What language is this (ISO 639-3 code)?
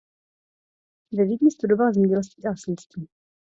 ces